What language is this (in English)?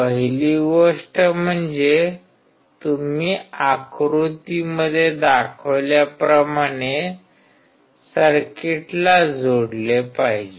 Marathi